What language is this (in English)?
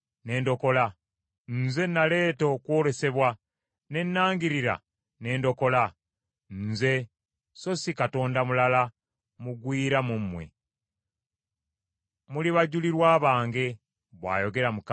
Ganda